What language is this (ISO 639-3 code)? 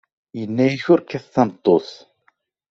kab